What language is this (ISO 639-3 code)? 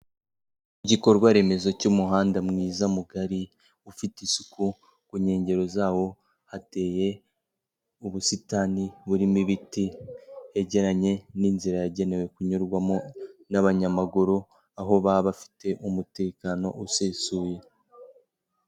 kin